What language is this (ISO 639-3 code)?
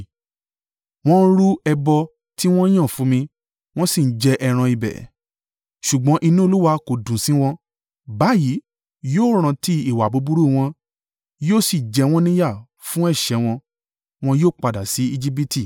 yor